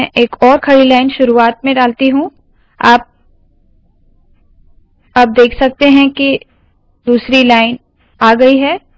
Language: Hindi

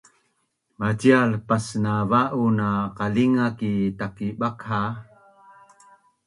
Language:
Bunun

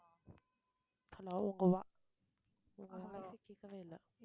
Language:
Tamil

